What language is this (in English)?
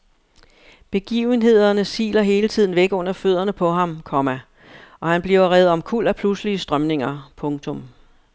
Danish